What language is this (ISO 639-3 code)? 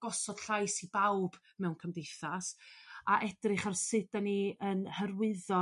cym